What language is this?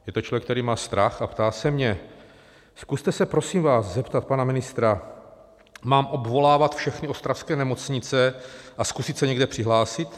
Czech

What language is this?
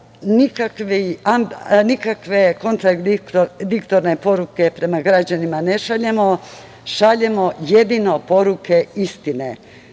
Serbian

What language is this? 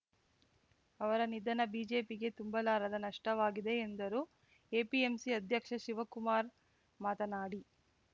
Kannada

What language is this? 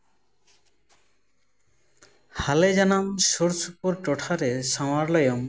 Santali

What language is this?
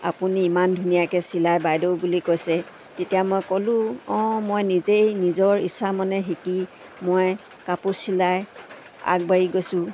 Assamese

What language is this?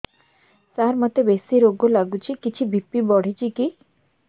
Odia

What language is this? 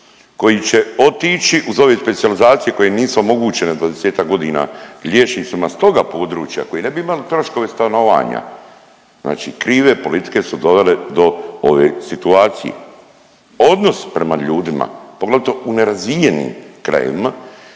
Croatian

